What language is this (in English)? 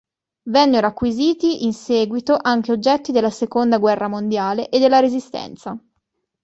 Italian